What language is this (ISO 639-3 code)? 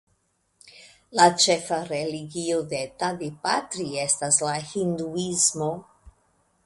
epo